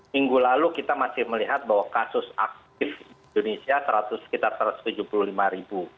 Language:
Indonesian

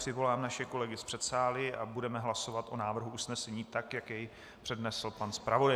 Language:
Czech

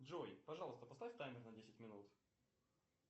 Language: Russian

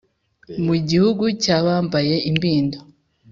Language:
Kinyarwanda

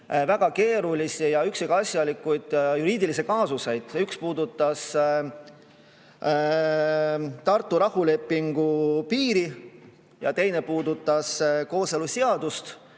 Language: Estonian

